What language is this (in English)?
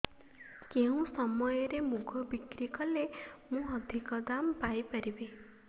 Odia